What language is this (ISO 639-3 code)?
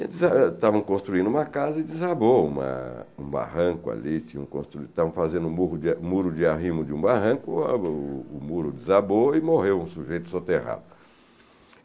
por